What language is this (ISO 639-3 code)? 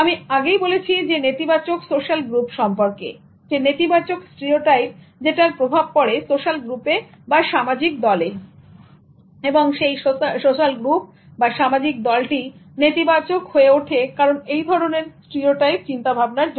ben